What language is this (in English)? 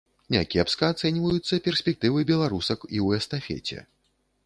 Belarusian